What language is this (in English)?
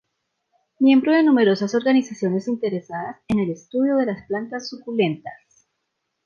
Spanish